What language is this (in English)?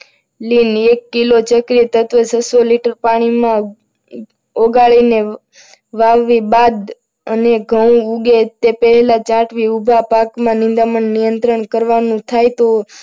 Gujarati